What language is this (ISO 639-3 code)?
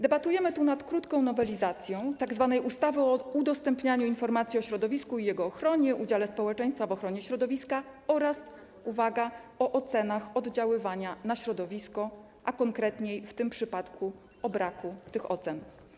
pol